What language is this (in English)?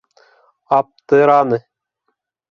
Bashkir